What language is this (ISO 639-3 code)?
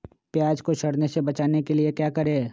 mag